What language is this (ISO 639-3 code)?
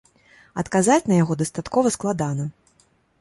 bel